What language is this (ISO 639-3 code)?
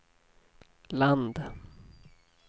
swe